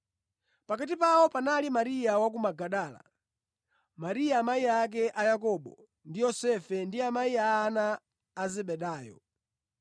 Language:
Nyanja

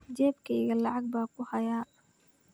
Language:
Somali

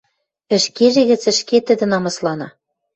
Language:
Western Mari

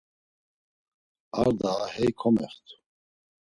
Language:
Laz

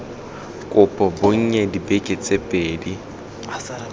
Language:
Tswana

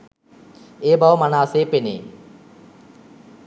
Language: Sinhala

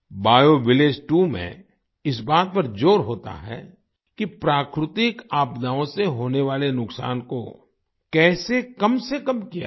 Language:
Hindi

